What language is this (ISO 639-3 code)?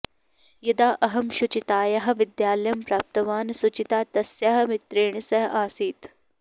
san